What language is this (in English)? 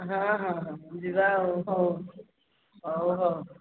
Odia